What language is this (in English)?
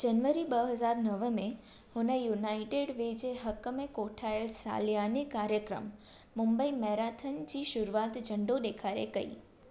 Sindhi